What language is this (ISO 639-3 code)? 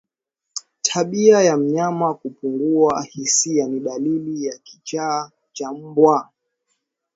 swa